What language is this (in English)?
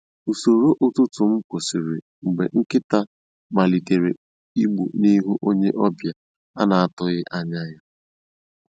Igbo